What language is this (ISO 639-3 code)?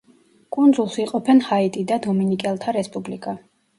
kat